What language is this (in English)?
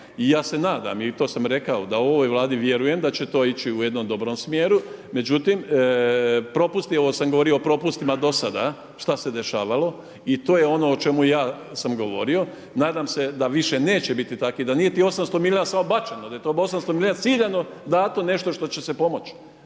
Croatian